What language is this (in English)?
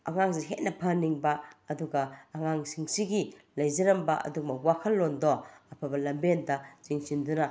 Manipuri